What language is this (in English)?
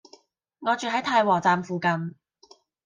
Cantonese